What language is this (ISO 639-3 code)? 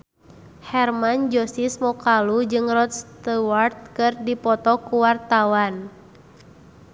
sun